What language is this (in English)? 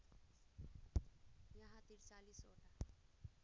Nepali